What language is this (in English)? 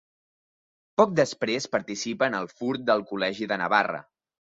Catalan